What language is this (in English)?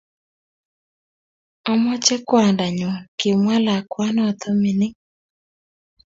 Kalenjin